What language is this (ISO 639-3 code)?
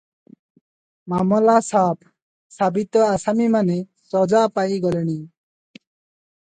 ori